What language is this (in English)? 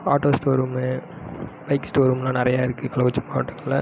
Tamil